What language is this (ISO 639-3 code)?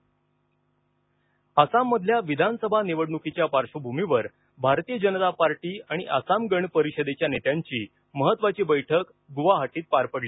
mar